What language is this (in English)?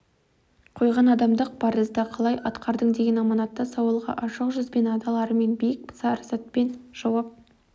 Kazakh